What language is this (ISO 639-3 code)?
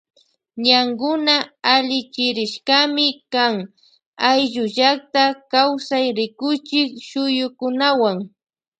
qvj